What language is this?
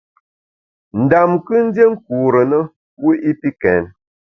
Bamun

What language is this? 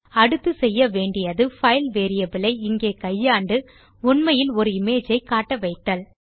Tamil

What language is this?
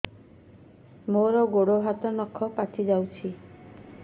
Odia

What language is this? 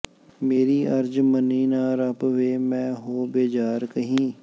Punjabi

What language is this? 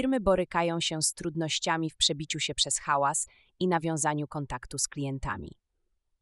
Polish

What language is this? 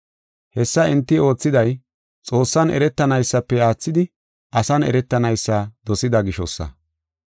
Gofa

